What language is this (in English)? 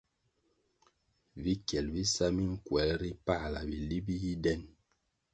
Kwasio